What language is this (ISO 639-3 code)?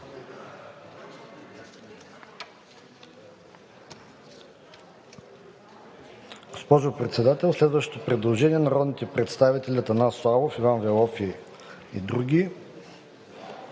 bul